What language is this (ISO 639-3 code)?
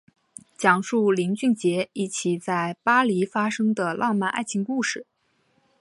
zho